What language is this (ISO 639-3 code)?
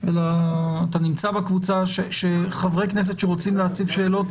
heb